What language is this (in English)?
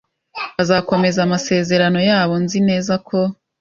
Kinyarwanda